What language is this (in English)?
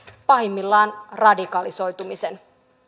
Finnish